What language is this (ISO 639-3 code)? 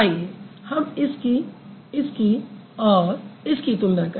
hin